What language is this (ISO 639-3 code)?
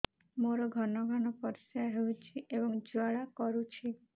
ori